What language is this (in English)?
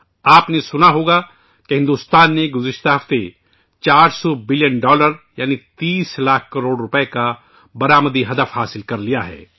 Urdu